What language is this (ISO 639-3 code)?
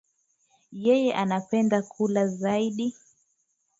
swa